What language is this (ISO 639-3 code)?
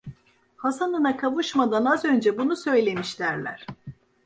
tur